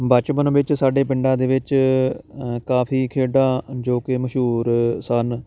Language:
Punjabi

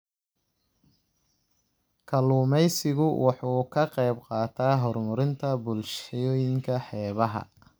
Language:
Somali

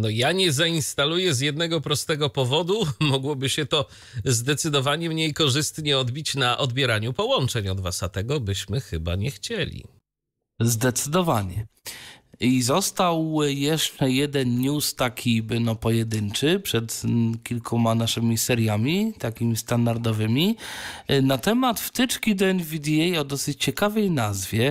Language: Polish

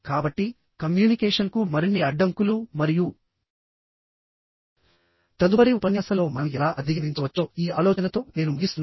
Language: Telugu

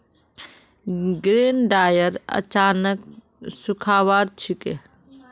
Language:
Magahi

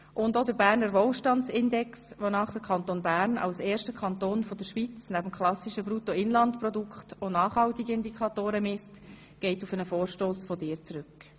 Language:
Swiss German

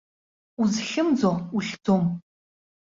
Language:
Abkhazian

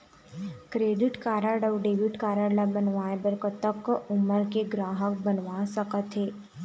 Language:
Chhattisgarhi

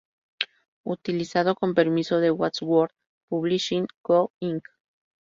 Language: Spanish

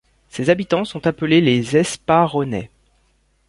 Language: French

